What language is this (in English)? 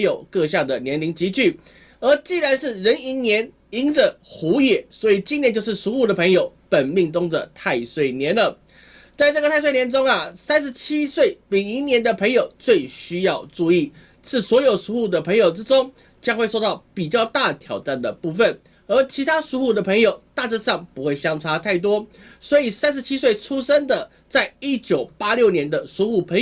Chinese